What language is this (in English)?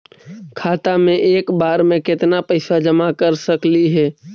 Magahi